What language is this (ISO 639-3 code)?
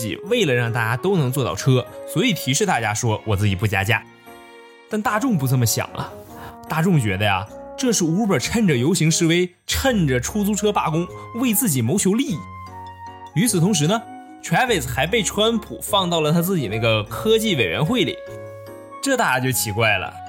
zho